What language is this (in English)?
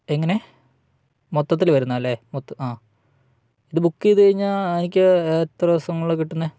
Malayalam